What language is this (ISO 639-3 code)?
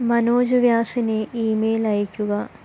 mal